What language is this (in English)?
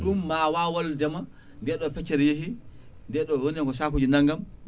Fula